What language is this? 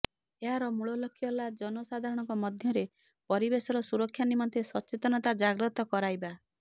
Odia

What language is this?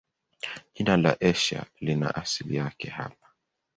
Swahili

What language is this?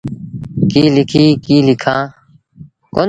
Sindhi Bhil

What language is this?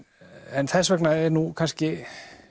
Icelandic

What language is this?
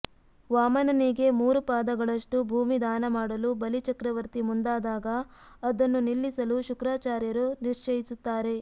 Kannada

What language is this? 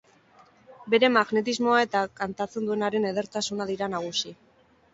Basque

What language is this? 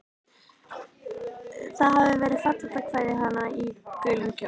Icelandic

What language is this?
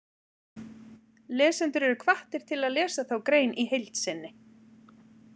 Icelandic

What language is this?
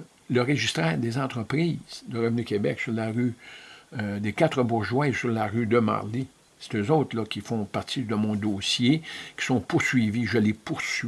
French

